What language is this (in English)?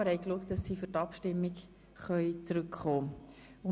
Swiss German